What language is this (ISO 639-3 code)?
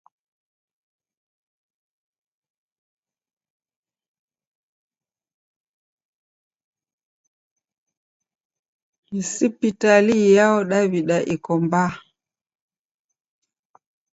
dav